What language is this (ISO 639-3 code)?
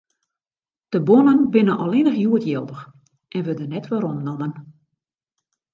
fry